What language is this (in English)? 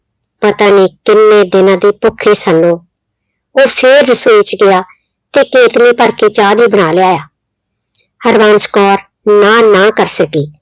Punjabi